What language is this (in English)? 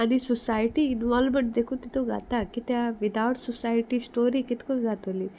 Konkani